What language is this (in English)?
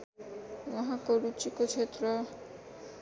Nepali